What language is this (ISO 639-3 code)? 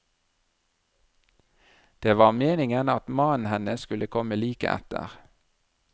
nor